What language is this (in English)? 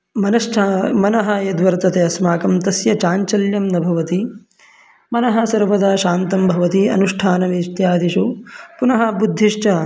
Sanskrit